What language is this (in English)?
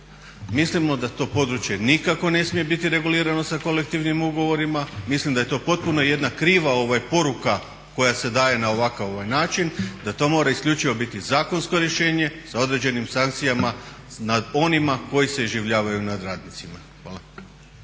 Croatian